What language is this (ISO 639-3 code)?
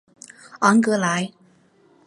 zho